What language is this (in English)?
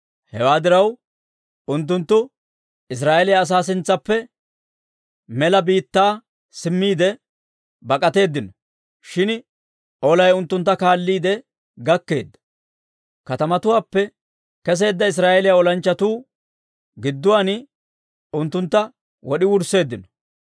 Dawro